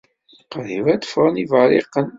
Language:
Kabyle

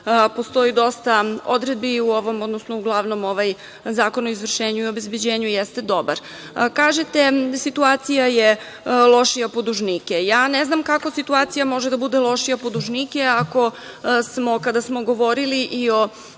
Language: Serbian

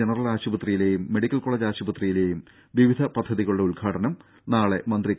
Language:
Malayalam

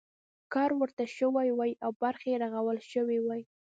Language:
Pashto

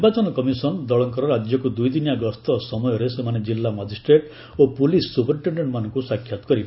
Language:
Odia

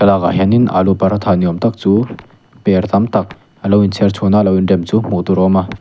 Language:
Mizo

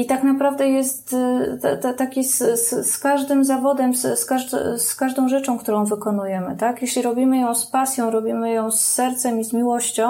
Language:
Polish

